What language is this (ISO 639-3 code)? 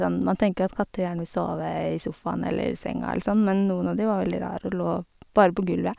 nor